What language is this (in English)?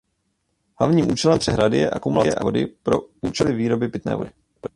Czech